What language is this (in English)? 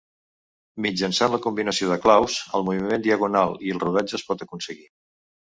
Catalan